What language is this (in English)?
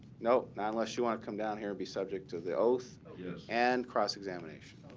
English